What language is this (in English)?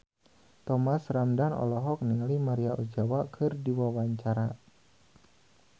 Sundanese